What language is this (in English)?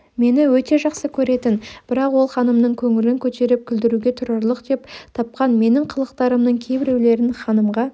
Kazakh